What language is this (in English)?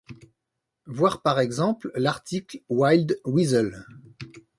French